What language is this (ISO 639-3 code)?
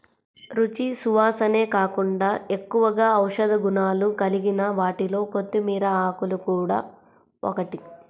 tel